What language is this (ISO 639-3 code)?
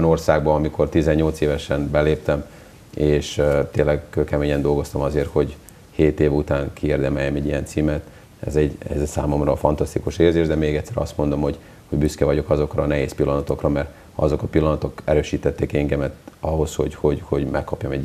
hun